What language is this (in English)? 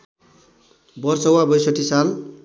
Nepali